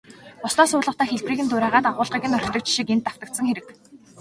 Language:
Mongolian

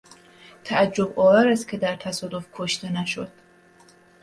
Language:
Persian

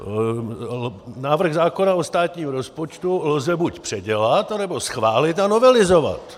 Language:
Czech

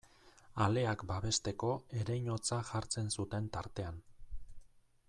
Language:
Basque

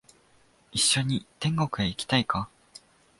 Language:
Japanese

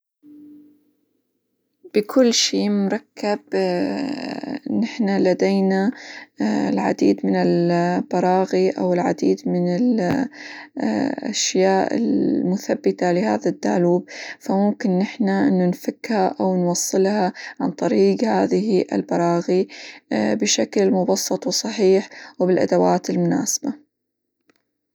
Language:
Hijazi Arabic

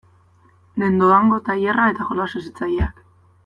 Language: Basque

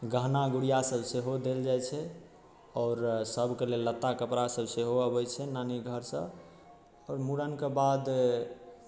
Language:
Maithili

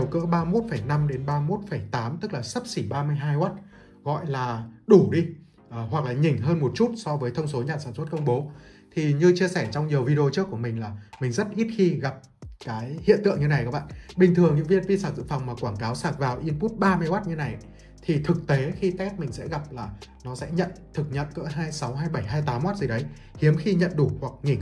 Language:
Vietnamese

